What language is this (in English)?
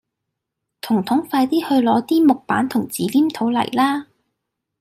Cantonese